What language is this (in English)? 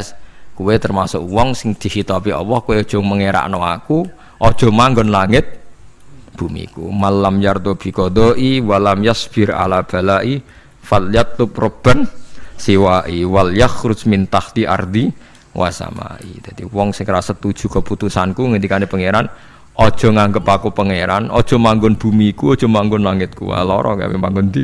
Indonesian